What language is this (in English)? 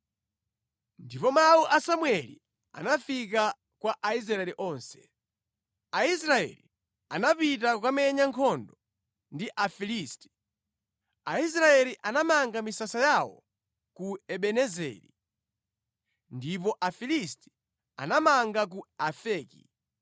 Nyanja